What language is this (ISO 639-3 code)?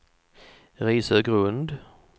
swe